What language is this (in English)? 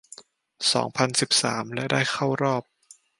Thai